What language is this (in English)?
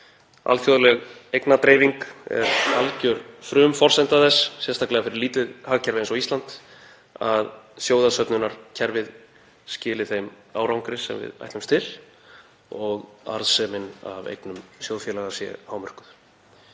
Icelandic